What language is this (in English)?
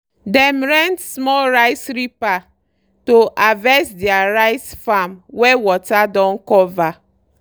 Nigerian Pidgin